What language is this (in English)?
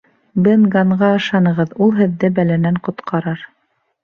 Bashkir